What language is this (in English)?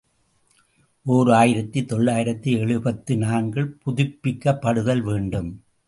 Tamil